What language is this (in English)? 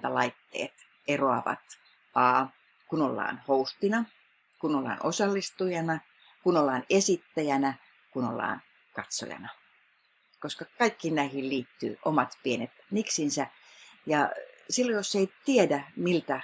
Finnish